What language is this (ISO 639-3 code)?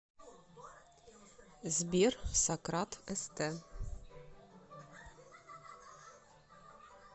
rus